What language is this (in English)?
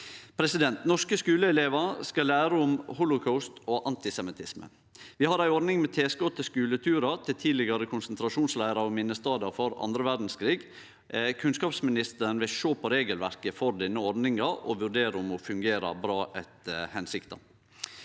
Norwegian